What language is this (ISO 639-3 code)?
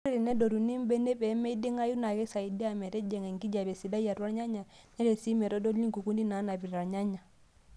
mas